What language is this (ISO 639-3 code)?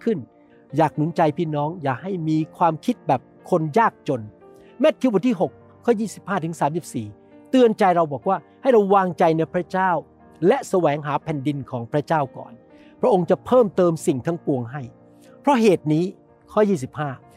tha